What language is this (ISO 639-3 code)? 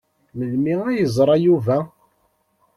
kab